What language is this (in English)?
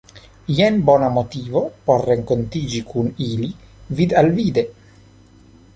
Esperanto